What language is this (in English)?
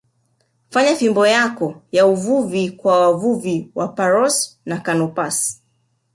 Swahili